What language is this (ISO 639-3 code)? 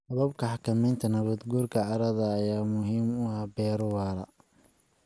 som